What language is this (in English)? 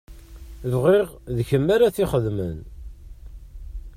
Kabyle